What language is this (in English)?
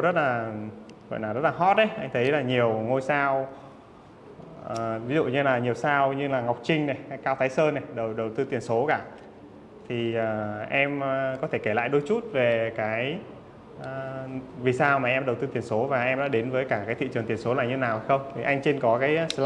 Vietnamese